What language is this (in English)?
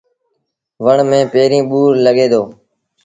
Sindhi Bhil